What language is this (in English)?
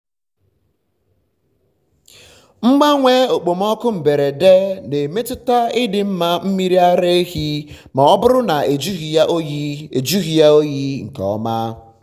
Igbo